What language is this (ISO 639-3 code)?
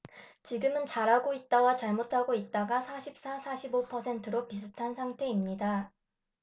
kor